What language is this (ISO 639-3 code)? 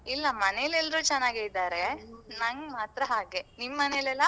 kan